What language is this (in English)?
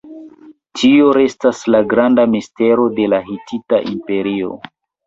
Esperanto